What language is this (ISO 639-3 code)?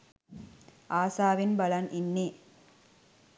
sin